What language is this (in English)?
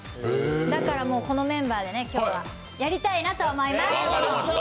Japanese